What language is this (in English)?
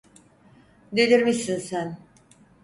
Turkish